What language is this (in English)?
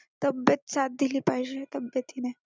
Marathi